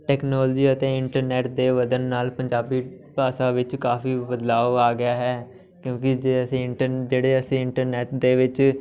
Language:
Punjabi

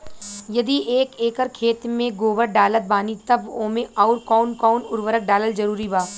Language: Bhojpuri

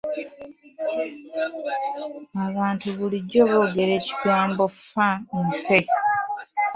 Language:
Ganda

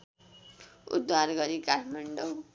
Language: Nepali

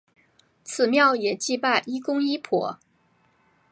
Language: Chinese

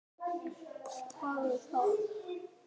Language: Icelandic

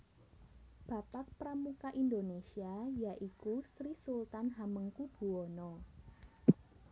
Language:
Javanese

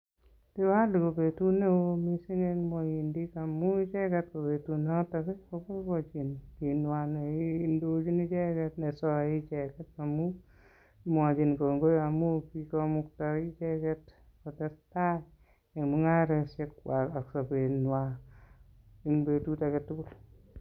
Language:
Kalenjin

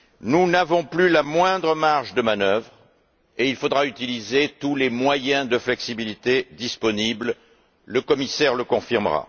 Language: French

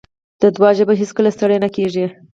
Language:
Pashto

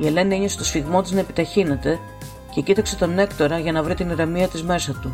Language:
Greek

